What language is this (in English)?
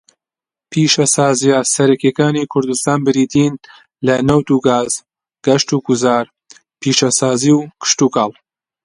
Central Kurdish